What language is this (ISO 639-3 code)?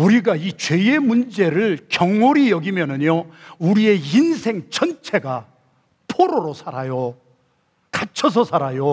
kor